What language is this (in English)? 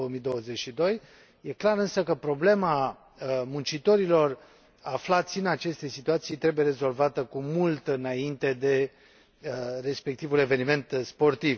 Romanian